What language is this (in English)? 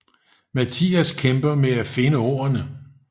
Danish